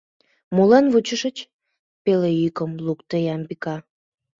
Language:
Mari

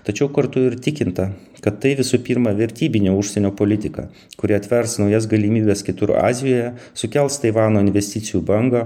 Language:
Lithuanian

